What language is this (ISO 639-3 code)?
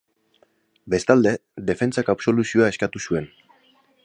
eus